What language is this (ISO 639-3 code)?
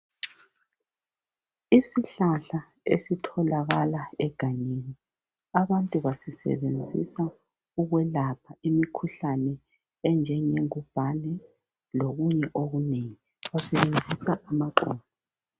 nde